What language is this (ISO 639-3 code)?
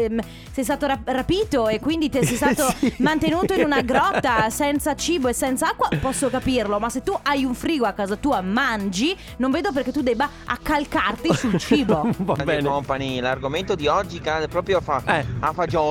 ita